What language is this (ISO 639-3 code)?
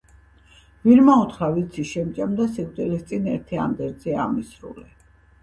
kat